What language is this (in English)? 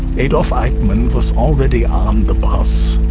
English